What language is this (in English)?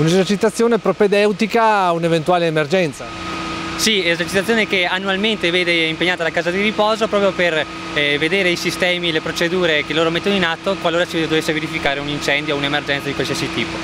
Italian